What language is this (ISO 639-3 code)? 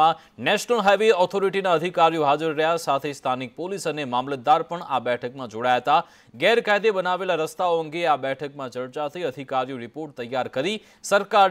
hin